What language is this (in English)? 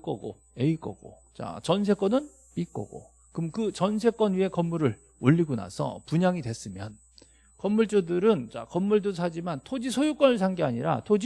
Korean